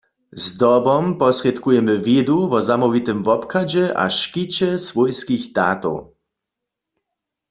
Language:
Upper Sorbian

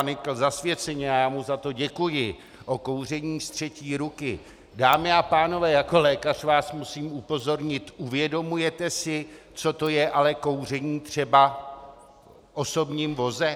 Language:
Czech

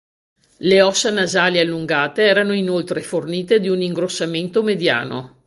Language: Italian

